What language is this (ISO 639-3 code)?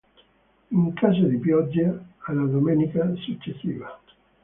ita